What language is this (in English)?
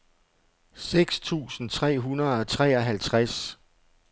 Danish